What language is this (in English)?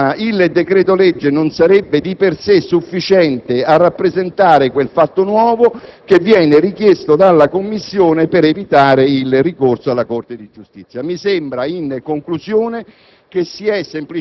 Italian